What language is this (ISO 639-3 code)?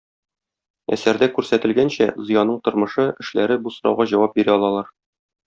tat